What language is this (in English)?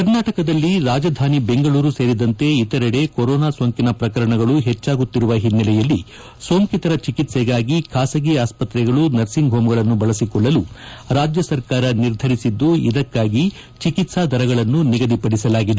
Kannada